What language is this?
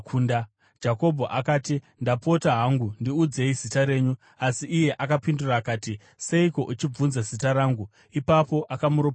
Shona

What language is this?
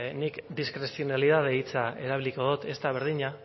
Basque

